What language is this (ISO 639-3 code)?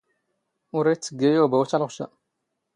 zgh